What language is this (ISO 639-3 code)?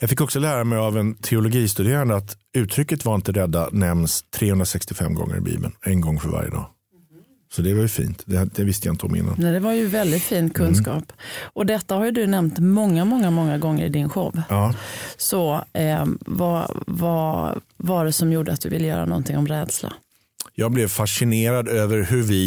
swe